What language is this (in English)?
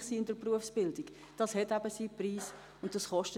Swiss German